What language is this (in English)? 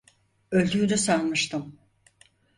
Turkish